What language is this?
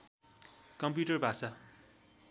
Nepali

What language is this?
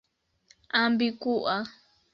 Esperanto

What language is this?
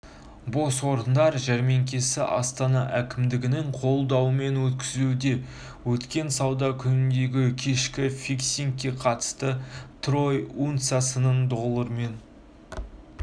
Kazakh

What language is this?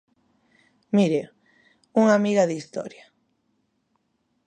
Galician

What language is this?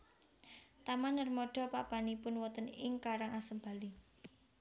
Javanese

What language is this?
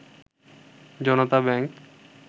Bangla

